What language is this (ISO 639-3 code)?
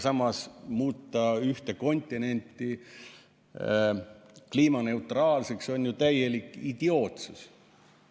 est